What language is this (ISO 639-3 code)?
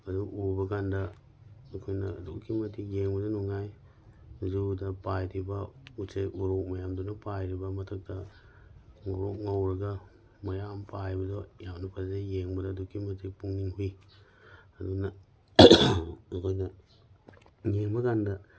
mni